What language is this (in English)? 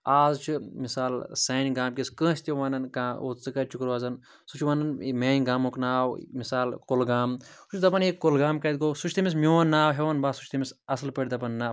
Kashmiri